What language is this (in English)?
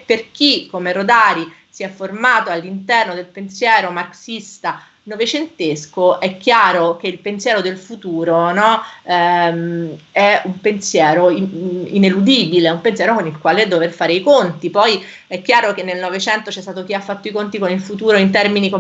Italian